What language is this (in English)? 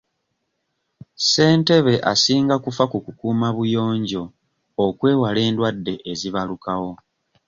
Ganda